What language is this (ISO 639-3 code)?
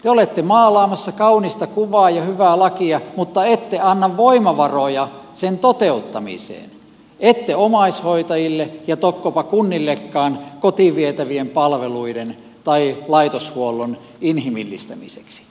fin